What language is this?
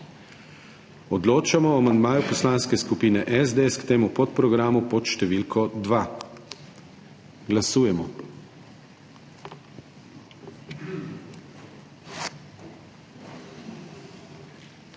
Slovenian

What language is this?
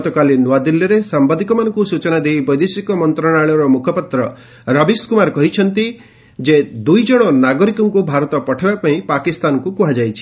Odia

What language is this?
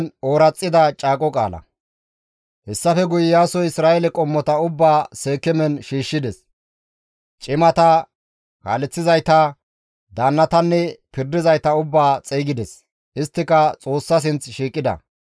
Gamo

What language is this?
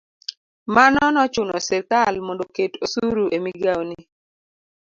Luo (Kenya and Tanzania)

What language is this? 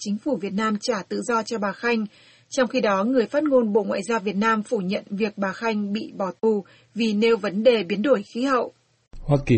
Vietnamese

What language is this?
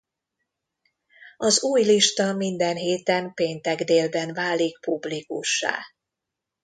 Hungarian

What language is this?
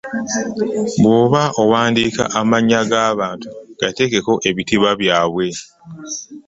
Ganda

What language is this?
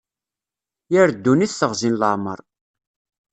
Kabyle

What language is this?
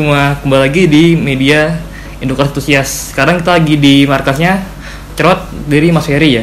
Indonesian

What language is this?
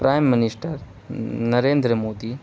Urdu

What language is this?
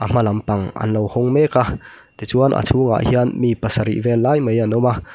Mizo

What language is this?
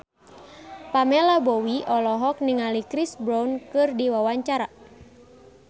Sundanese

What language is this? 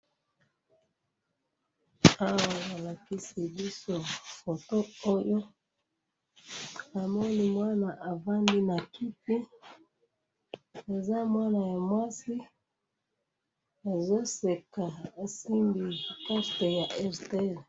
Lingala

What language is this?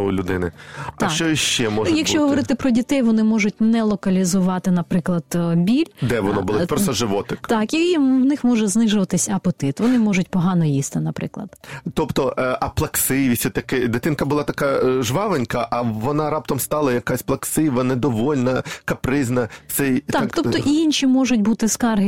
Ukrainian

